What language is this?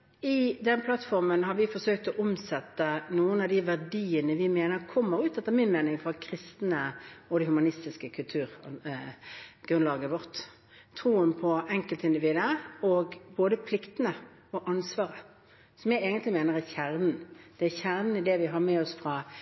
Norwegian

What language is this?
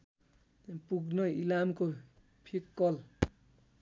Nepali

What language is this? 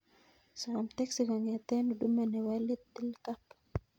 Kalenjin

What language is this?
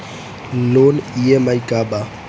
Bhojpuri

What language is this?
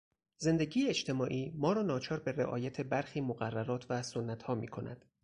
Persian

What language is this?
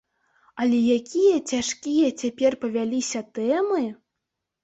Belarusian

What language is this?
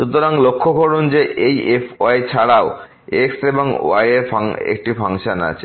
Bangla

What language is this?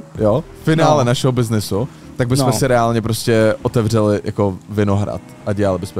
Czech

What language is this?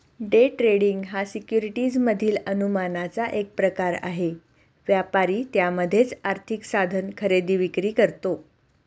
Marathi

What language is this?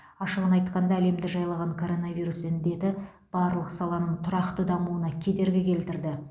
Kazakh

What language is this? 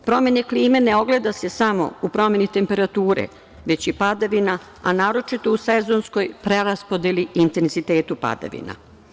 Serbian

